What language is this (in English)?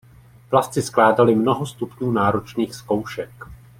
Czech